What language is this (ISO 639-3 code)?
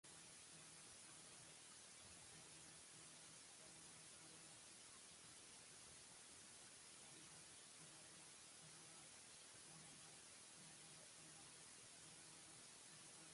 bci